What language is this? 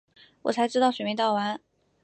Chinese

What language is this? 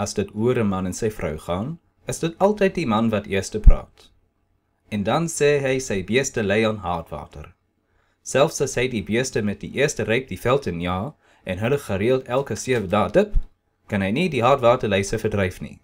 Dutch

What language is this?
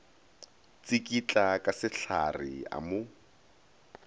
Northern Sotho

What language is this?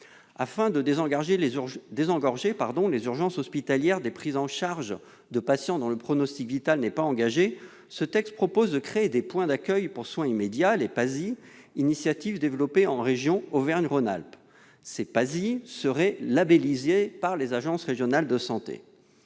French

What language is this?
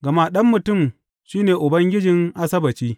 Hausa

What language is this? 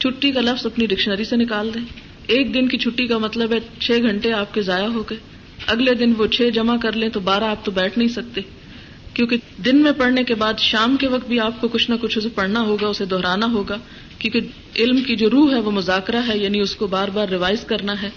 Urdu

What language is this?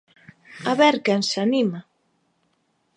Galician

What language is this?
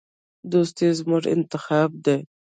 Pashto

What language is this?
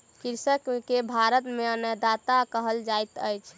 Maithili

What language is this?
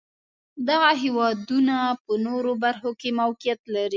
Pashto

